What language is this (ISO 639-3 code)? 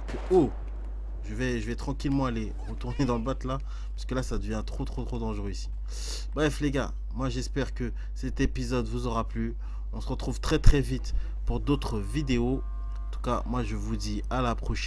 fra